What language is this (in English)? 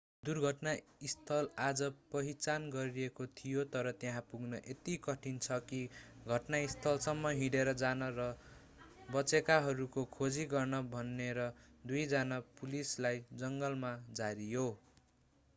Nepali